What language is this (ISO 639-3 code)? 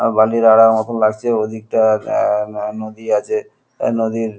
ben